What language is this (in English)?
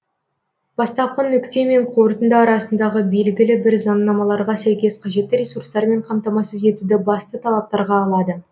Kazakh